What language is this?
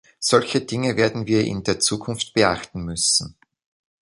German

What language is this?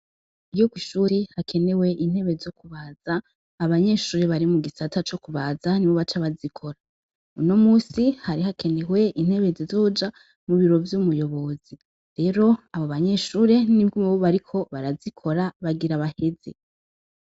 Rundi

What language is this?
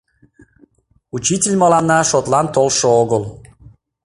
Mari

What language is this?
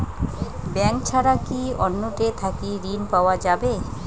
Bangla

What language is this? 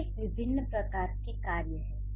Hindi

